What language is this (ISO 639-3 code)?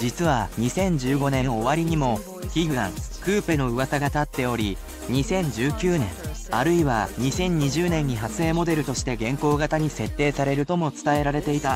jpn